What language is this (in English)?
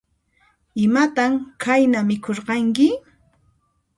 Puno Quechua